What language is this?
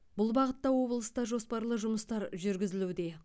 Kazakh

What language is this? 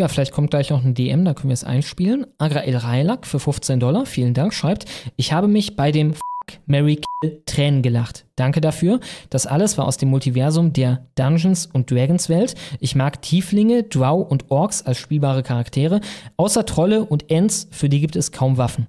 German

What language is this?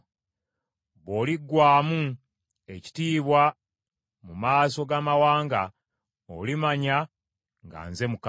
Ganda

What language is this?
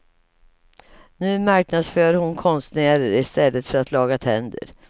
Swedish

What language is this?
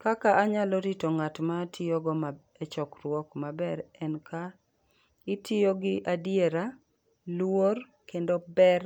Luo (Kenya and Tanzania)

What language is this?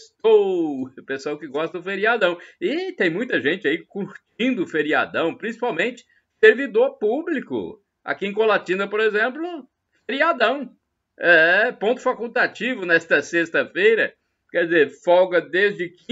Portuguese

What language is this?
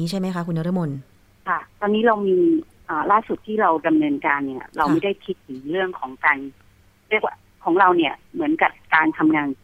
Thai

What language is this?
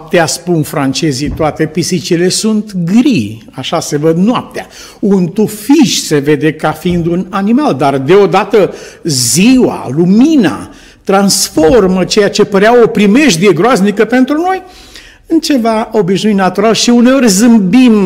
Romanian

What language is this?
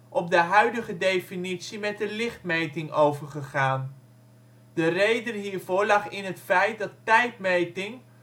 Dutch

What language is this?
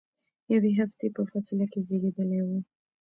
Pashto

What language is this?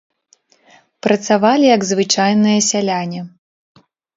Belarusian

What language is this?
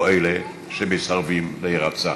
Hebrew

